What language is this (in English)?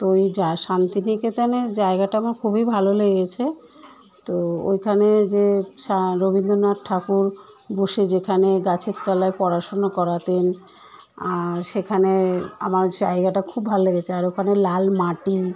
Bangla